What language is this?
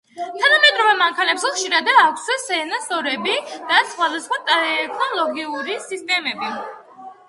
Georgian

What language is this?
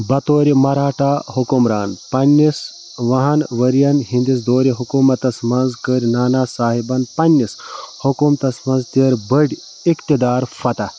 Kashmiri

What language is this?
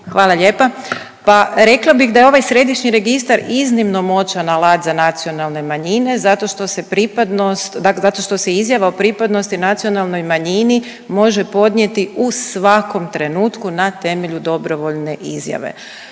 Croatian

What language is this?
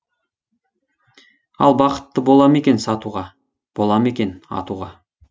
Kazakh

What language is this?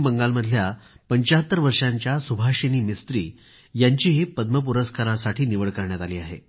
Marathi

